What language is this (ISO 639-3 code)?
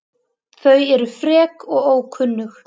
isl